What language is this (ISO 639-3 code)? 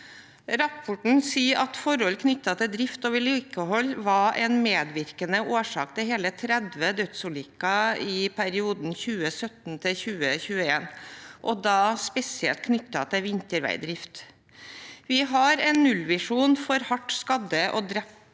nor